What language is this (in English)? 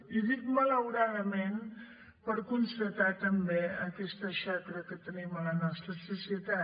Catalan